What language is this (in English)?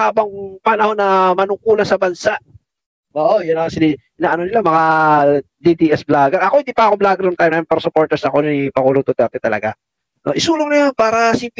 Filipino